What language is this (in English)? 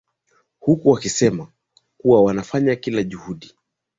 Swahili